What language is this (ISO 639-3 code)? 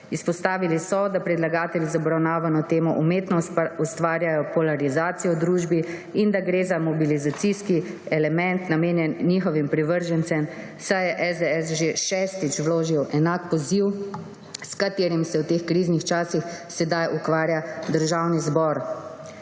slv